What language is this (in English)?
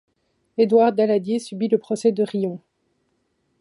French